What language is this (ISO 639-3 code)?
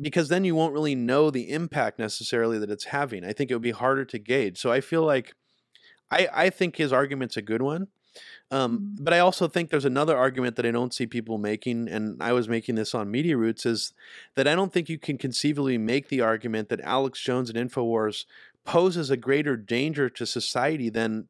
eng